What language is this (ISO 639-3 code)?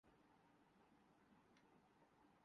urd